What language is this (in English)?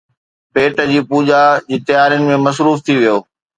Sindhi